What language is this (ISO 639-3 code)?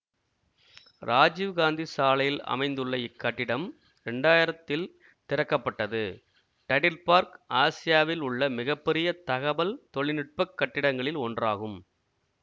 tam